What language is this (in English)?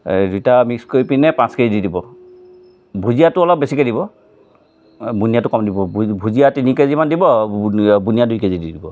Assamese